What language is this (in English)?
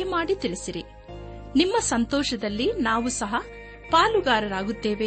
Kannada